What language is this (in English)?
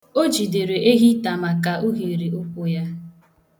Igbo